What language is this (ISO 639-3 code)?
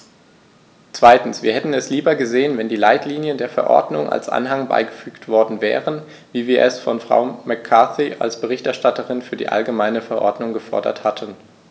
deu